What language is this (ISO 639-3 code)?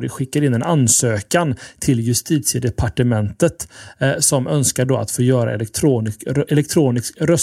swe